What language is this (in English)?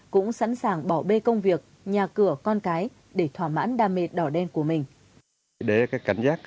Vietnamese